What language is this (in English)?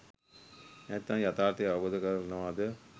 Sinhala